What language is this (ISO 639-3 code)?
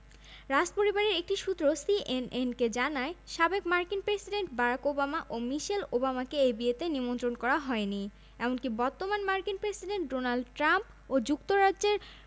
ben